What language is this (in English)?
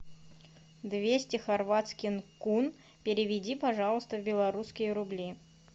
Russian